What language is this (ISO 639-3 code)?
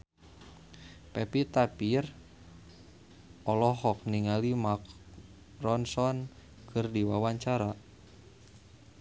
sun